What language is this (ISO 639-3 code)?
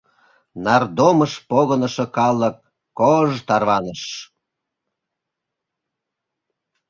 chm